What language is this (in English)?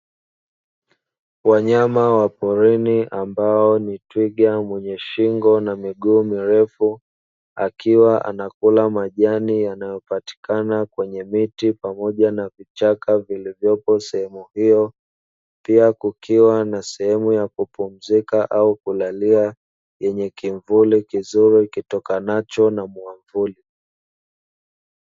Swahili